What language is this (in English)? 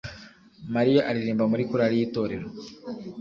Kinyarwanda